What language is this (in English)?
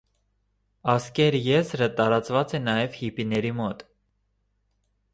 Armenian